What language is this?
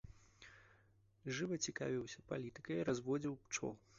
Belarusian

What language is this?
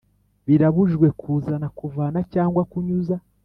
Kinyarwanda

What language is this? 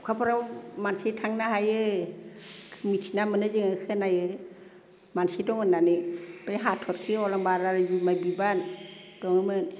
Bodo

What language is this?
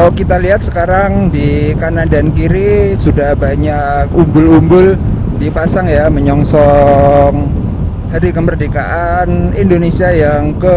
Indonesian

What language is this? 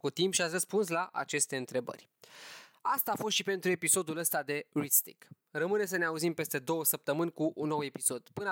Romanian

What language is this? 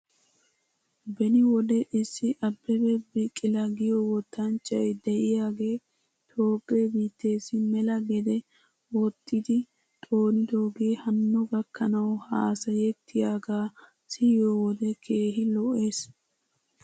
Wolaytta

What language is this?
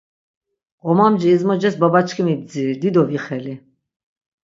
Laz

